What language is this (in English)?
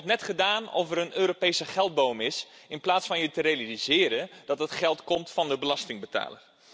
Dutch